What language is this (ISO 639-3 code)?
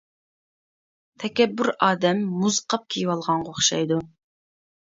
uig